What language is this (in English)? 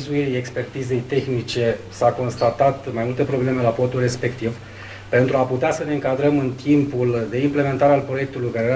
Romanian